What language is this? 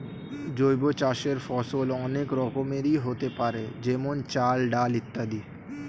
Bangla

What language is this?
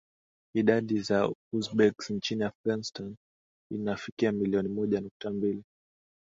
Swahili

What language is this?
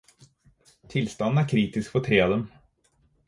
Norwegian Bokmål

